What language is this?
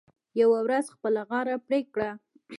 Pashto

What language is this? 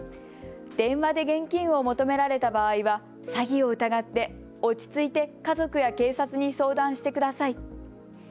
Japanese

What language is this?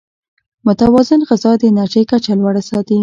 Pashto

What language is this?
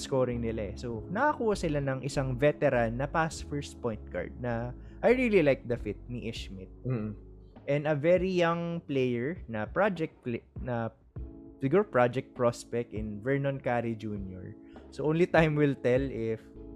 Filipino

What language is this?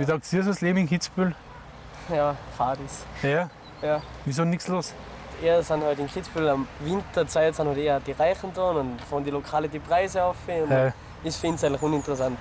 German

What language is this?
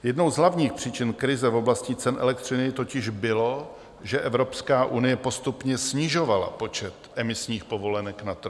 Czech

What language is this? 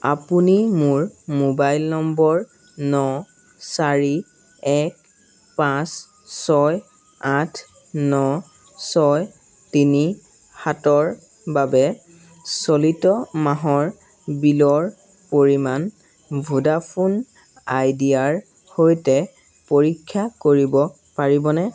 Assamese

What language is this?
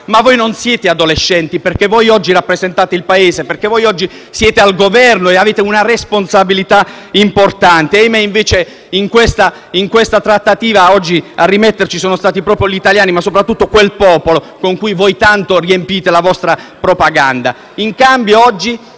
Italian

